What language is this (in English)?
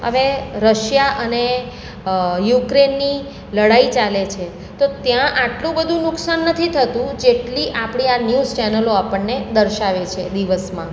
Gujarati